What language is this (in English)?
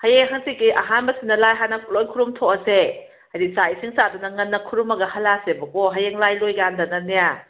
Manipuri